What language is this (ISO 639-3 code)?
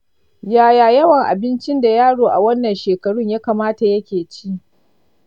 hau